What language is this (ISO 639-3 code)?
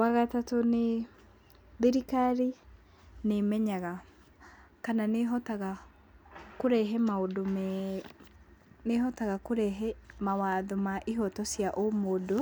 kik